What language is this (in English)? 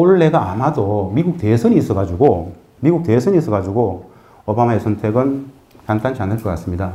Korean